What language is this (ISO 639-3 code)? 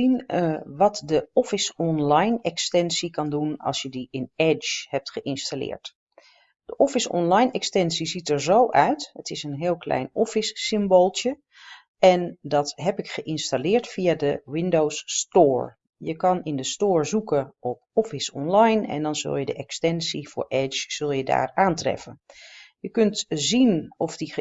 nld